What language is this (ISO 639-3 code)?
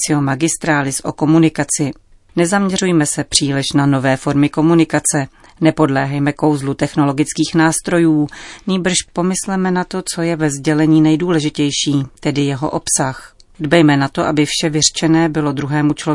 ces